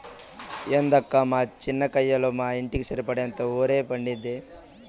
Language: Telugu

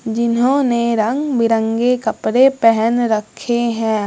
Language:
Hindi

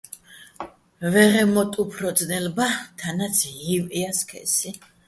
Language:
Bats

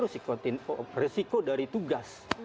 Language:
Indonesian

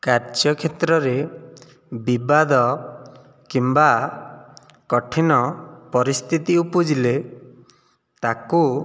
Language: Odia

